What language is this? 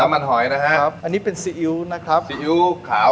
Thai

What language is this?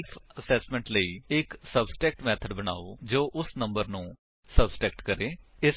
Punjabi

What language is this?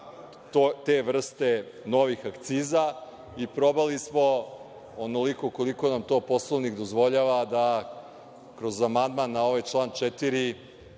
Serbian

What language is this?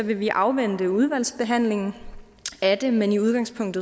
Danish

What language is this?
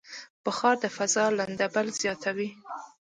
Pashto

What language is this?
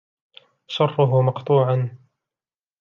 Arabic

